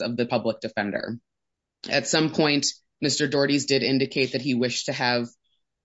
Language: English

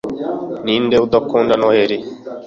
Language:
Kinyarwanda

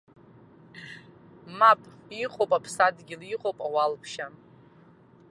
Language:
Abkhazian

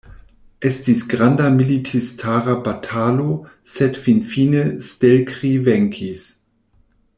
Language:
Esperanto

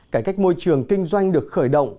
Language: Vietnamese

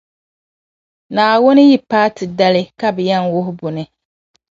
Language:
Dagbani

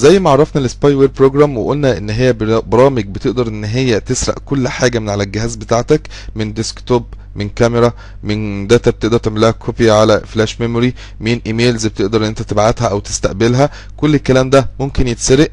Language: Arabic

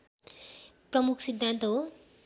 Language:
Nepali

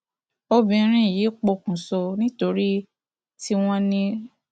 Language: Yoruba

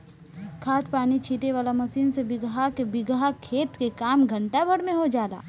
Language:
Bhojpuri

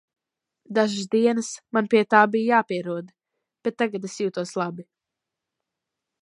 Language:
Latvian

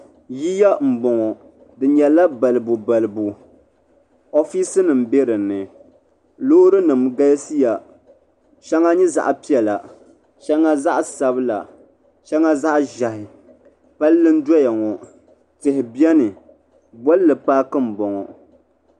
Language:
Dagbani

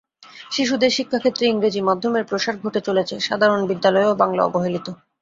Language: Bangla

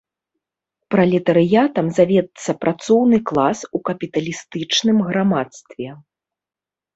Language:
Belarusian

